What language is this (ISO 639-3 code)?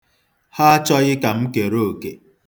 ibo